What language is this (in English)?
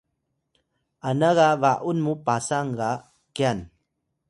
Atayal